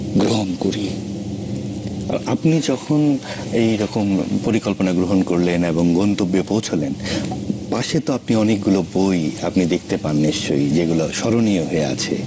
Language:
Bangla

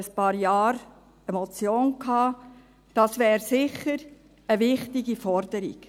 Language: Swiss German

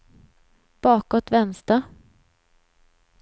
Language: Swedish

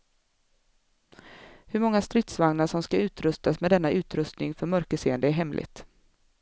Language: Swedish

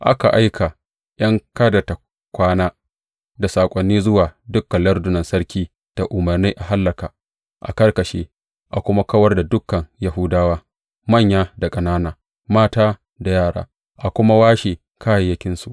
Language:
Hausa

